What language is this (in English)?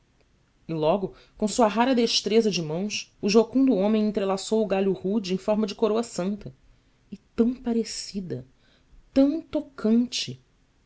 Portuguese